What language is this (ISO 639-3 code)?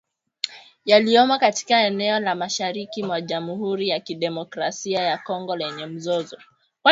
swa